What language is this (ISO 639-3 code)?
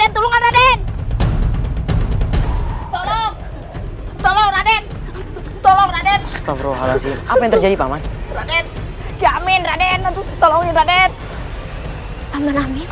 ind